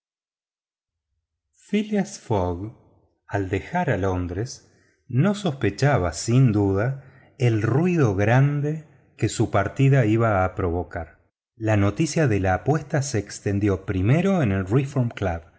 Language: Spanish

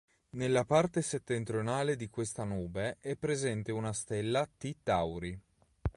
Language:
Italian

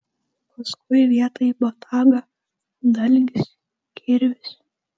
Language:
Lithuanian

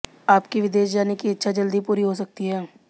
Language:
Hindi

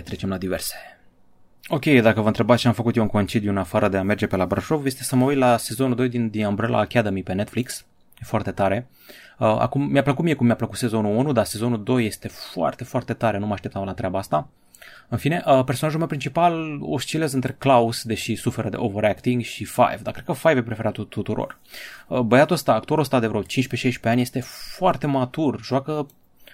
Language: Romanian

